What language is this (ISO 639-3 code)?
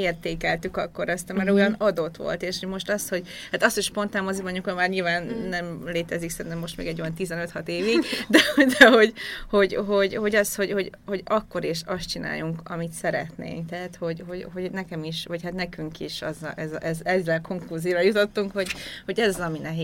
hun